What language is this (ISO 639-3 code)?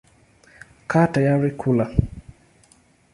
swa